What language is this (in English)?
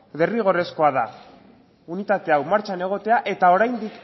Basque